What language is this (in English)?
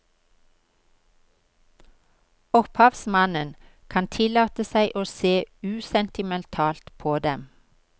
Norwegian